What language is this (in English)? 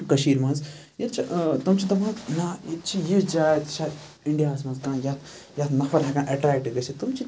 Kashmiri